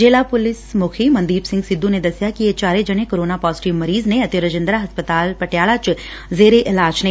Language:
Punjabi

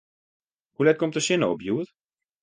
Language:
Western Frisian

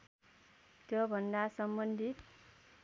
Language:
Nepali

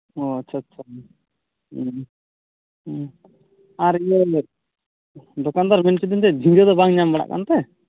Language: Santali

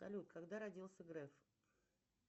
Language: Russian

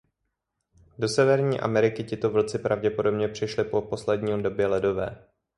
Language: Czech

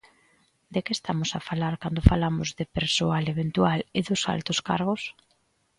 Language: Galician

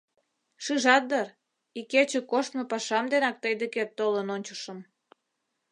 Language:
Mari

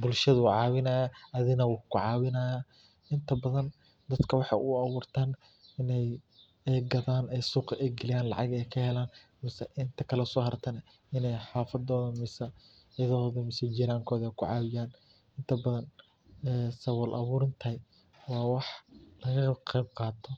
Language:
Somali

